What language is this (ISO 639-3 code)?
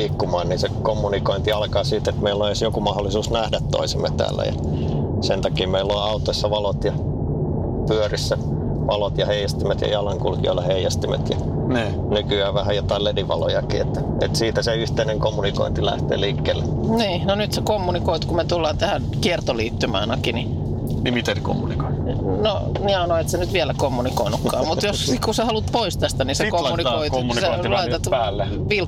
fin